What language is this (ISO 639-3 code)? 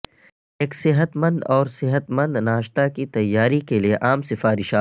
urd